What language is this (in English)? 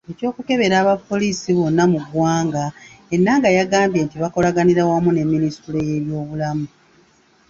Ganda